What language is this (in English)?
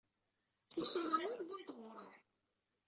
Kabyle